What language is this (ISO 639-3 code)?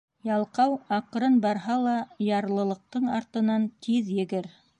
bak